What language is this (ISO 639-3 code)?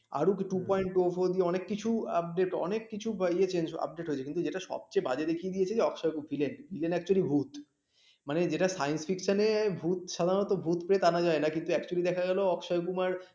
ben